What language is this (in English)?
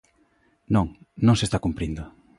Galician